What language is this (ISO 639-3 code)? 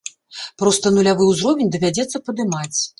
bel